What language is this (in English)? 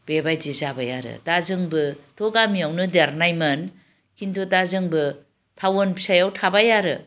Bodo